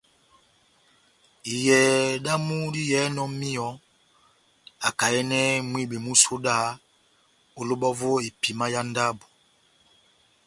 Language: Batanga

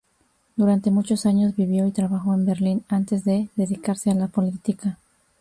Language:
Spanish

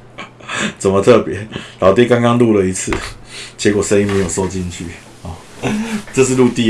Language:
Chinese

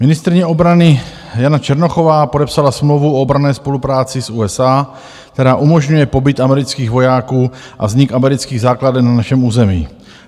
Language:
Czech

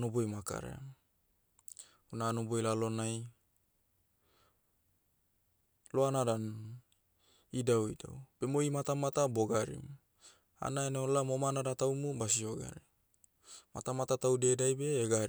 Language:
Motu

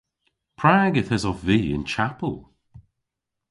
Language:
Cornish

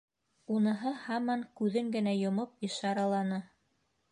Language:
Bashkir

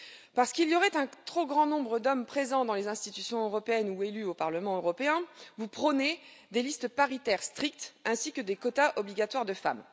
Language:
French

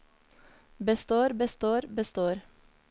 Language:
Norwegian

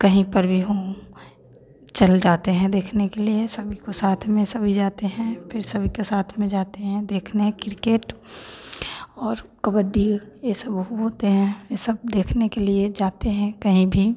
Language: Hindi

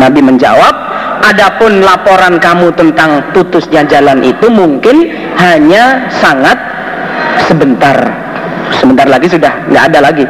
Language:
Indonesian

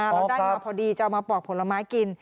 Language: Thai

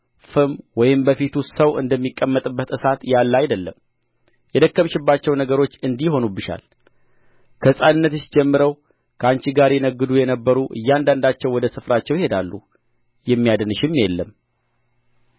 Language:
Amharic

